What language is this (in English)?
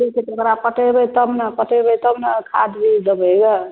Maithili